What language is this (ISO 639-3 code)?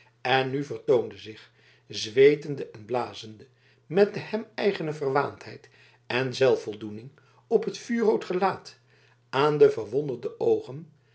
nld